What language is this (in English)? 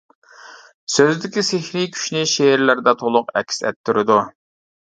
Uyghur